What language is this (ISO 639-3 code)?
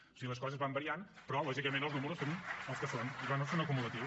cat